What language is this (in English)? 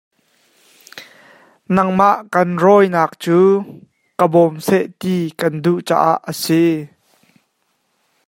Hakha Chin